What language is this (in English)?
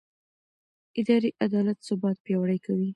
Pashto